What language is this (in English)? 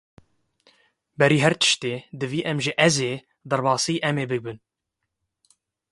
Kurdish